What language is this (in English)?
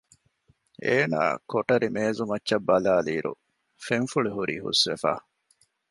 Divehi